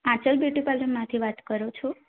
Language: Gujarati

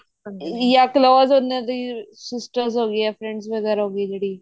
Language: Punjabi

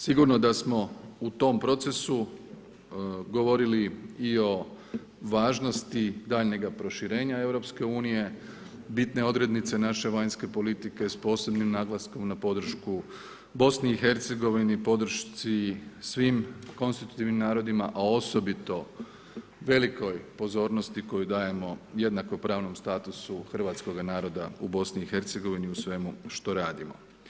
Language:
Croatian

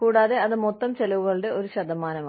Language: Malayalam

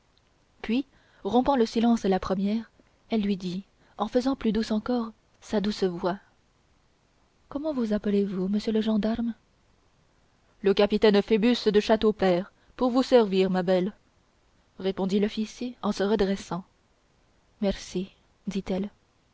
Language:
French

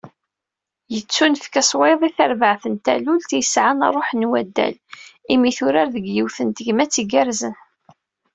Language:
Kabyle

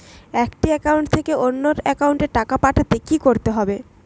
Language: Bangla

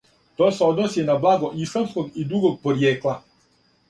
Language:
Serbian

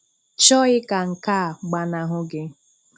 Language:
Igbo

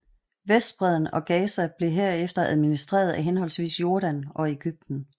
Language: Danish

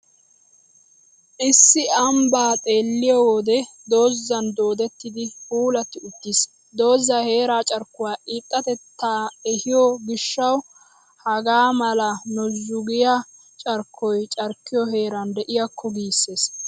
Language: Wolaytta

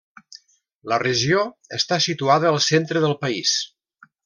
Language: Catalan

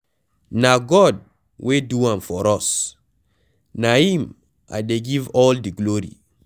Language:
Nigerian Pidgin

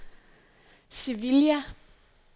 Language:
Danish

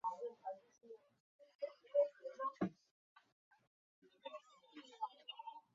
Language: Chinese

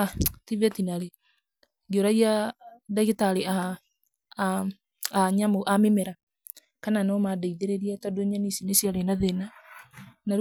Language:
Kikuyu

